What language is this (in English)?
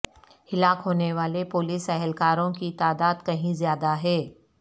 Urdu